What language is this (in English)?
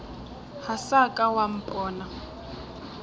Northern Sotho